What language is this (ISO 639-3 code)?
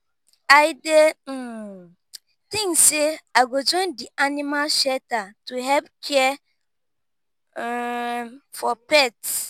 pcm